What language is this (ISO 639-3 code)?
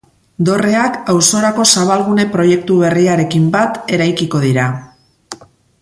eus